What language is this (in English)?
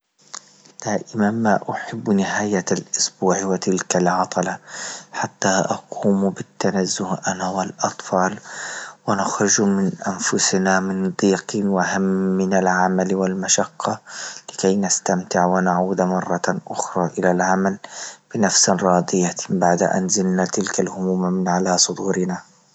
Libyan Arabic